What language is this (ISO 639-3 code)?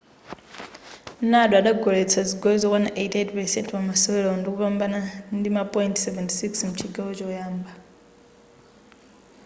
nya